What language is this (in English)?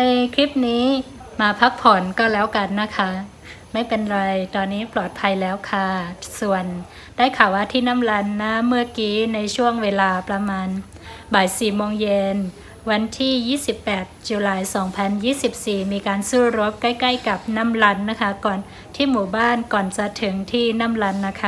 Thai